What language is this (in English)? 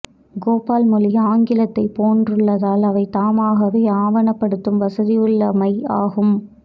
Tamil